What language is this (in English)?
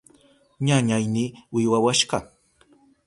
Southern Pastaza Quechua